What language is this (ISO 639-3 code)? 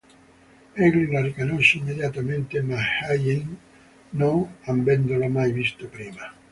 ita